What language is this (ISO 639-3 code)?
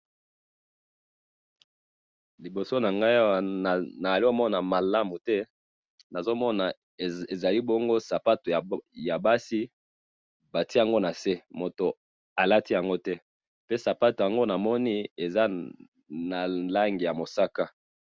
lin